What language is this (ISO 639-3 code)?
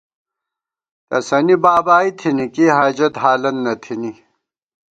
gwt